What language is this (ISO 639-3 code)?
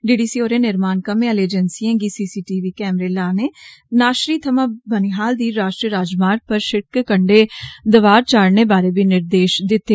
doi